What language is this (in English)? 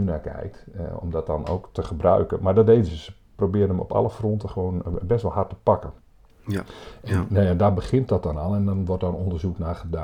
Dutch